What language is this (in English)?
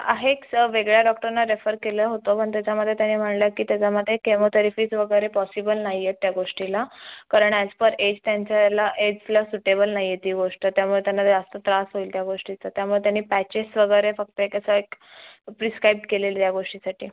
Marathi